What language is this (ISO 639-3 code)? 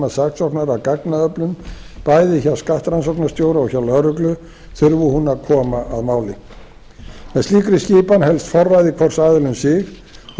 isl